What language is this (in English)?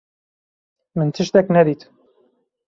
Kurdish